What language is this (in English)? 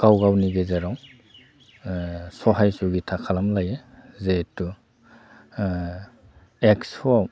Bodo